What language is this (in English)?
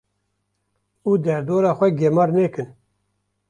Kurdish